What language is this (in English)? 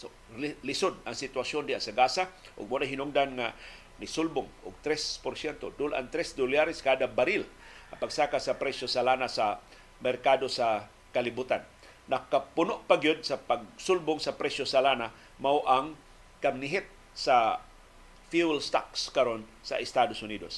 Filipino